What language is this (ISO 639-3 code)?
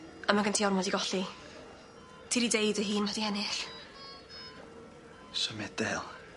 cym